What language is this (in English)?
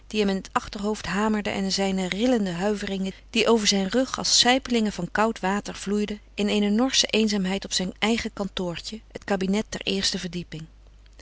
Dutch